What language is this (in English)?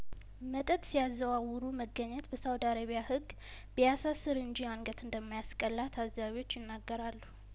Amharic